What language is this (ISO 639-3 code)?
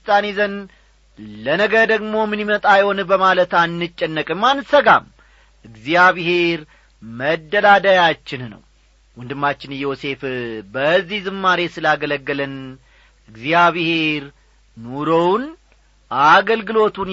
amh